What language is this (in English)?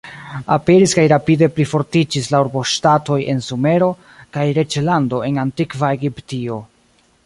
Esperanto